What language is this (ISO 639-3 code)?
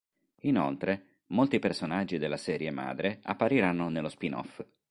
ita